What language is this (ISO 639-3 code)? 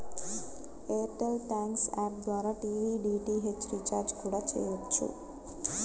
tel